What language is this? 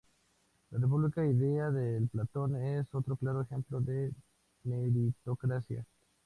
Spanish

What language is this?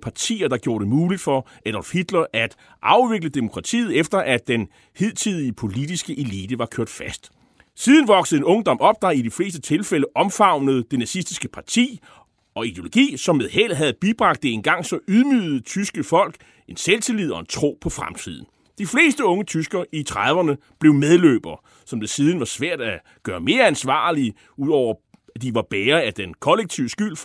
Danish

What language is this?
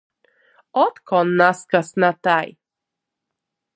Latgalian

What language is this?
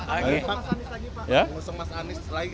Indonesian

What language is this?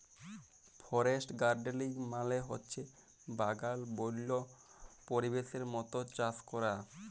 Bangla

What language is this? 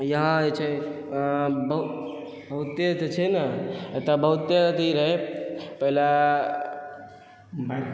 Maithili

